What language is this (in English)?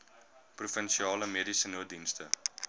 Afrikaans